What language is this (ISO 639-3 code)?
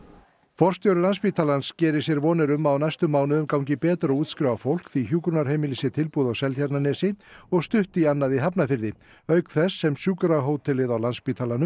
isl